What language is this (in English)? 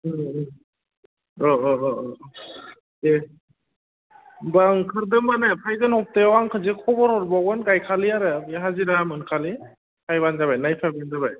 Bodo